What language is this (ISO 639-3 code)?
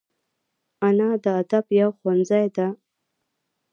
pus